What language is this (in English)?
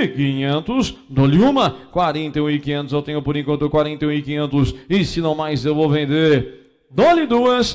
Portuguese